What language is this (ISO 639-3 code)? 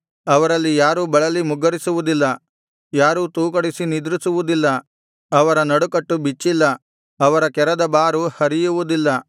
kan